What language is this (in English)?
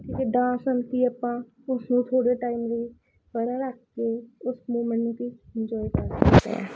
Punjabi